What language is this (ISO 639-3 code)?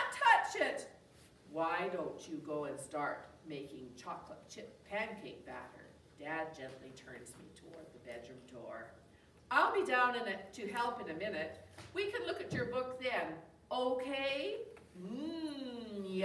eng